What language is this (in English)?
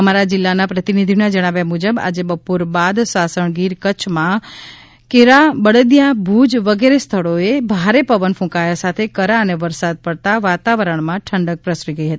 Gujarati